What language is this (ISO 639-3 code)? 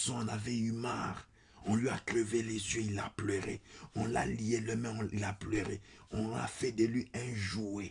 fra